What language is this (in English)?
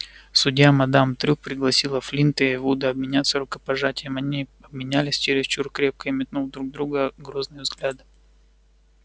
Russian